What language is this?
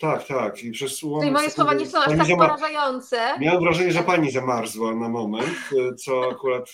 Polish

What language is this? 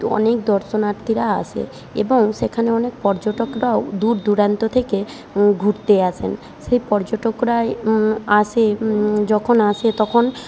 Bangla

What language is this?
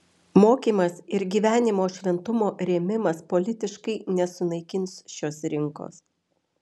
Lithuanian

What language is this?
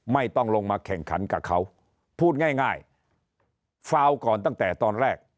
Thai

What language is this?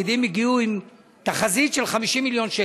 Hebrew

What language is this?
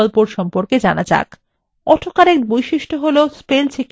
Bangla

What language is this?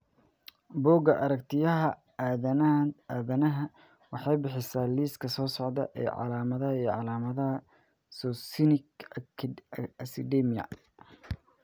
Somali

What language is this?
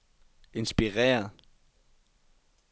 Danish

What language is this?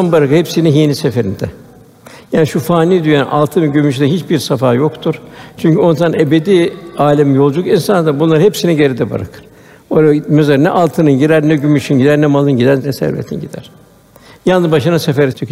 Turkish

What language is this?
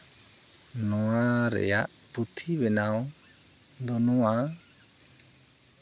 Santali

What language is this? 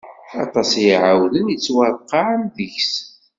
Kabyle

